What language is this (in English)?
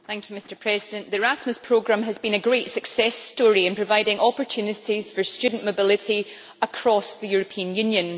English